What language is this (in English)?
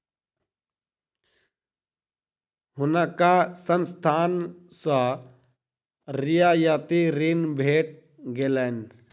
Maithili